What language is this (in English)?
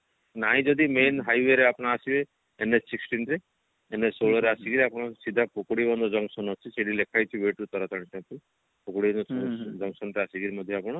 Odia